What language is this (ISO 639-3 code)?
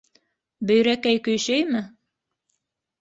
bak